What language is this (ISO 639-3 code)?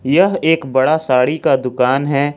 hin